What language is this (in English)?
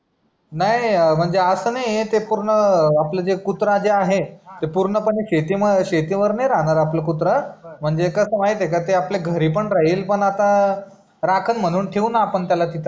Marathi